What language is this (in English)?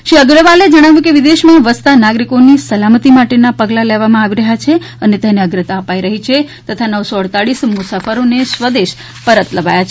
Gujarati